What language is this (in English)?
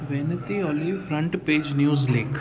Sindhi